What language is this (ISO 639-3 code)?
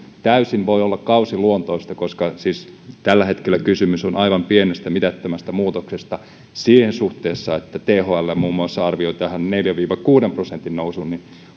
fin